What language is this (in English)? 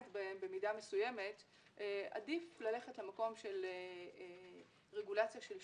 Hebrew